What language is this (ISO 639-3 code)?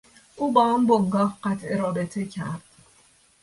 fas